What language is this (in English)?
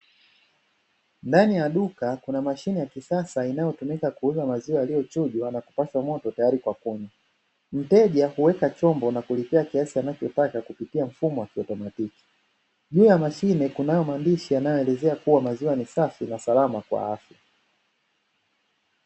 Swahili